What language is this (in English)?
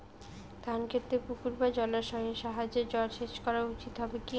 Bangla